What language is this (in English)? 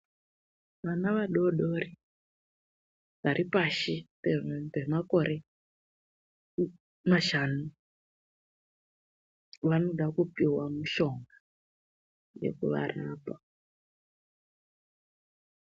Ndau